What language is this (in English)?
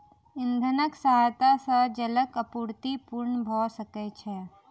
Maithili